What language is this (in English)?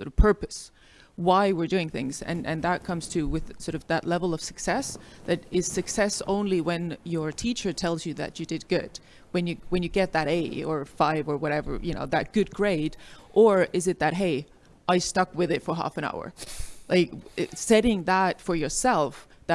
English